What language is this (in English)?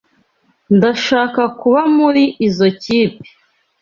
Kinyarwanda